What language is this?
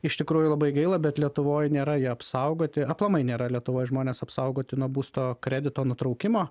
Lithuanian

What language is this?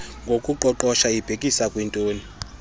Xhosa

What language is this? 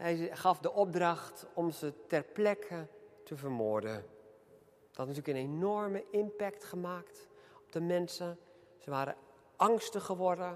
Dutch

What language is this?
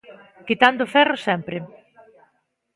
Galician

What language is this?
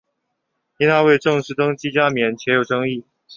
Chinese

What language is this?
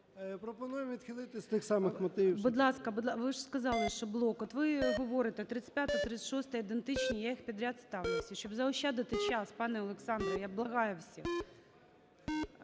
Ukrainian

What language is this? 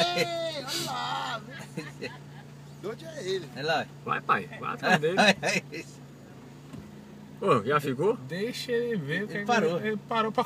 Portuguese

